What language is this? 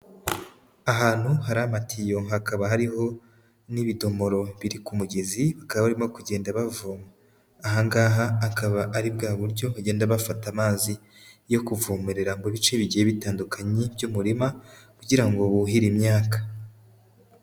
Kinyarwanda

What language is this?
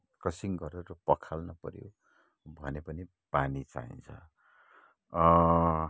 Nepali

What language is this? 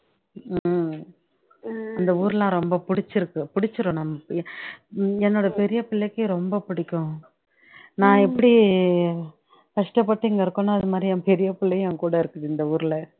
Tamil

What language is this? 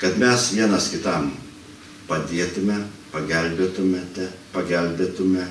Lithuanian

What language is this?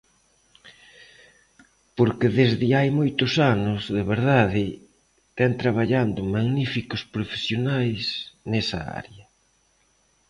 Galician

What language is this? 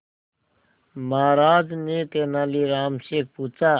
Hindi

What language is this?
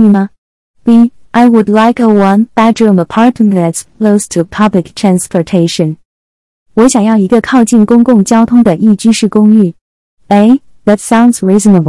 Chinese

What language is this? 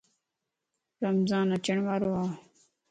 Lasi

